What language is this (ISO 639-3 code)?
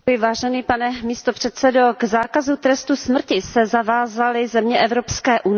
ces